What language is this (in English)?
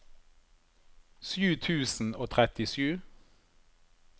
Norwegian